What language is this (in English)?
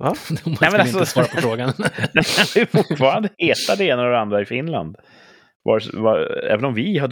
Swedish